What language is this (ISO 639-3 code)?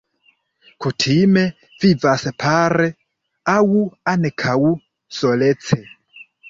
epo